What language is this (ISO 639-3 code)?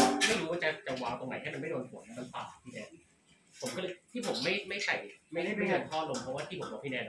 tha